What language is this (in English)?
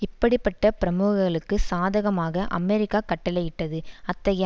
Tamil